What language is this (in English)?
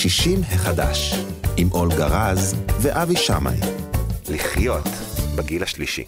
Hebrew